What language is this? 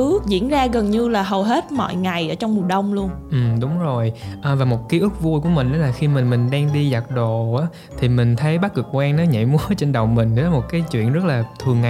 Vietnamese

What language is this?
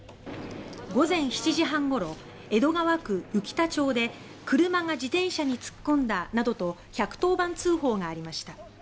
Japanese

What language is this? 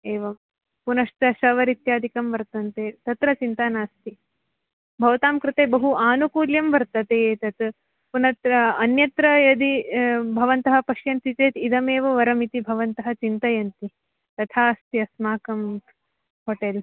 Sanskrit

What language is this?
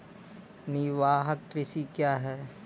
Maithili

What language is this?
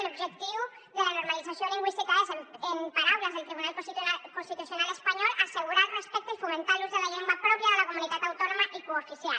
Catalan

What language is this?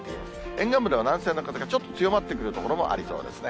Japanese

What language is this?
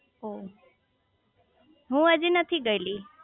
Gujarati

